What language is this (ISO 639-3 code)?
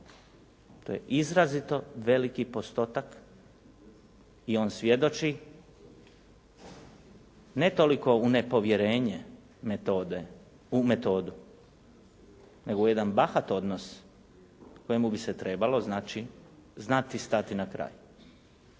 hrv